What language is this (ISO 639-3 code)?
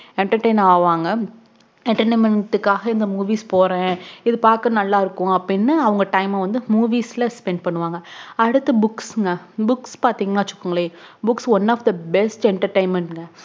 tam